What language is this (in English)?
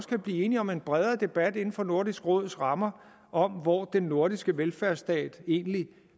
Danish